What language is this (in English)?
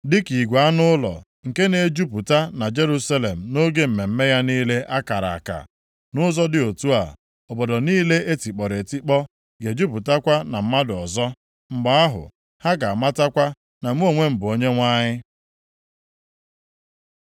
Igbo